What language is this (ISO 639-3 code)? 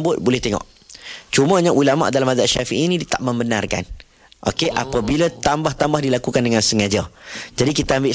msa